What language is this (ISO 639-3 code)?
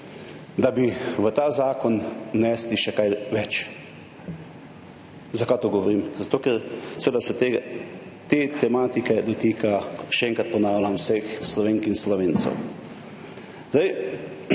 slv